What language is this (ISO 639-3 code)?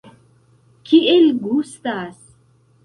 epo